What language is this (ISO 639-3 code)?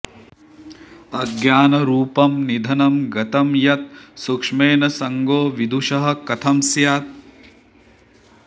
san